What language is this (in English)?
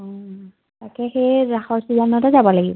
Assamese